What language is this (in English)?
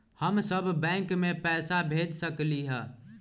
Magahi